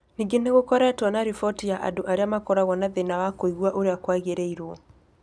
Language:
Kikuyu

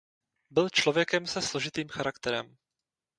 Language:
Czech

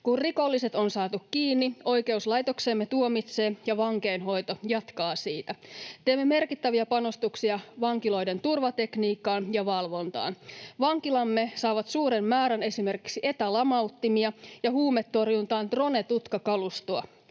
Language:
Finnish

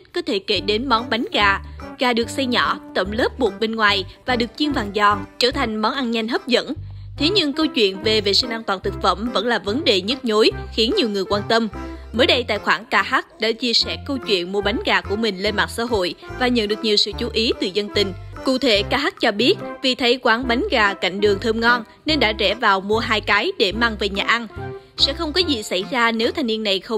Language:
Vietnamese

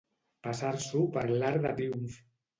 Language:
Catalan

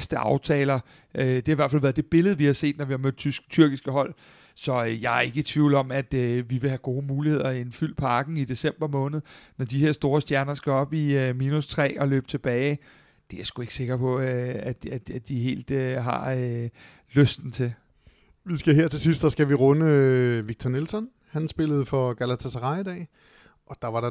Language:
Danish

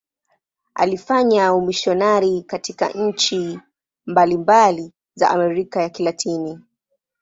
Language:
Swahili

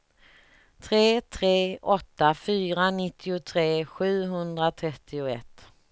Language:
Swedish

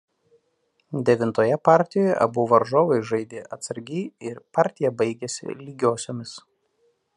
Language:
Lithuanian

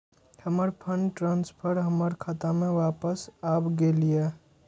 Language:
Maithili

